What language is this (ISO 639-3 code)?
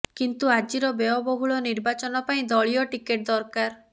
ori